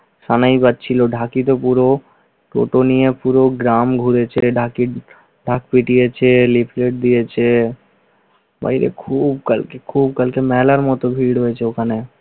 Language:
Bangla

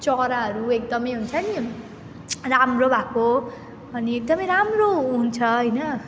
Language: Nepali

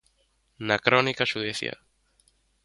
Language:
Galician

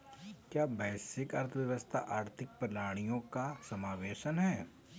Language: Hindi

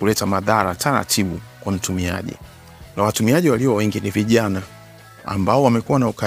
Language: Swahili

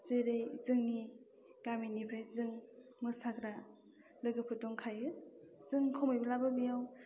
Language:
Bodo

